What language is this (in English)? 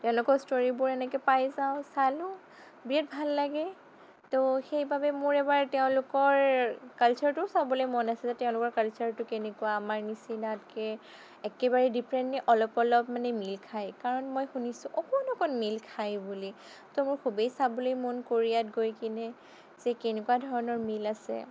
Assamese